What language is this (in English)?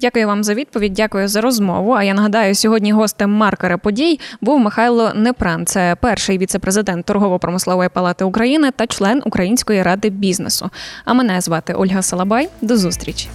Ukrainian